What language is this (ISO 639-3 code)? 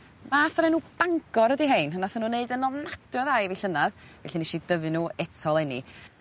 cym